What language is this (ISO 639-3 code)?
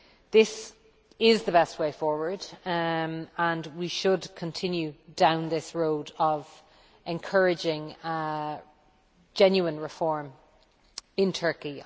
eng